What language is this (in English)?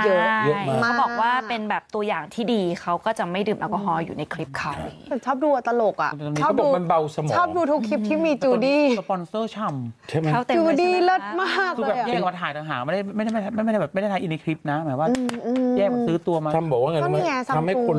Thai